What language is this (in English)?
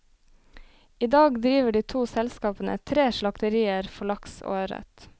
Norwegian